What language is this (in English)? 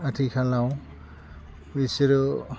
Bodo